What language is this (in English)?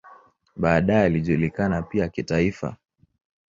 Swahili